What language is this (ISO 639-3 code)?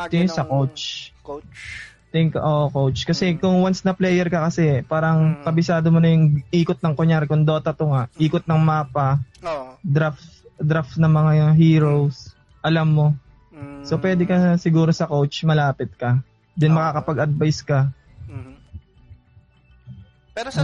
fil